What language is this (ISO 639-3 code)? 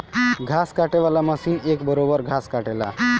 bho